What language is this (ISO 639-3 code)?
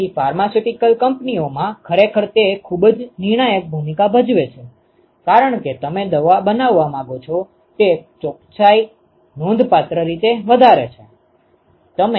guj